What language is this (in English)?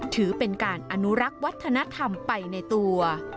Thai